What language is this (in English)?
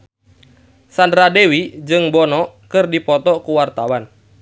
Sundanese